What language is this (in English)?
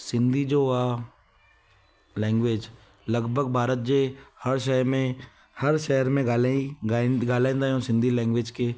Sindhi